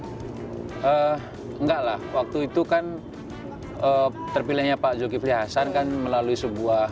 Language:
Indonesian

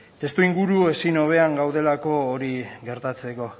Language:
Basque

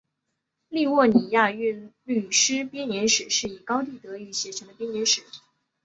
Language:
Chinese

